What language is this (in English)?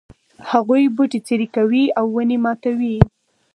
Pashto